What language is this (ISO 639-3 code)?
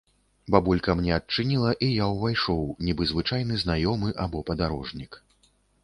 bel